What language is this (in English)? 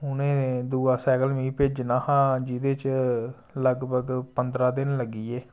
Dogri